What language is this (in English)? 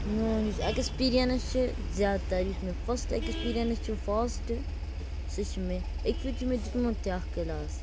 Kashmiri